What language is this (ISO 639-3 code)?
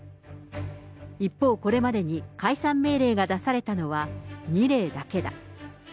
jpn